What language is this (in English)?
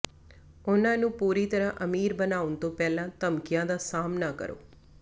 Punjabi